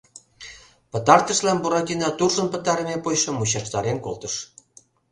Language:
Mari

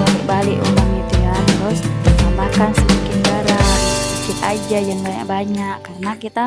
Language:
Indonesian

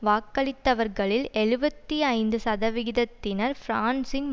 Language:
Tamil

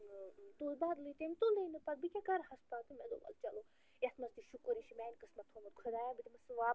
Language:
Kashmiri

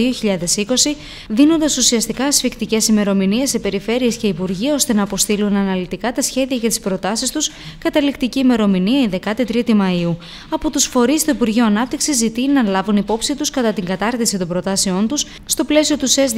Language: Greek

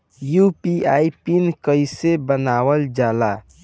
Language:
Bhojpuri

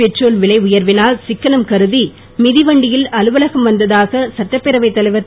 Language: Tamil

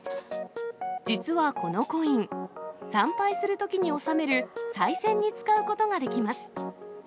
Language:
Japanese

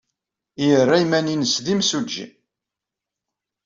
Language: Kabyle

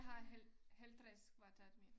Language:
Danish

